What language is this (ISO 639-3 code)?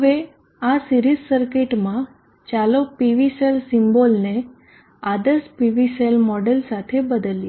guj